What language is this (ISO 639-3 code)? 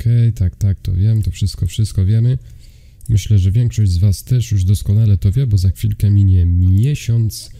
pol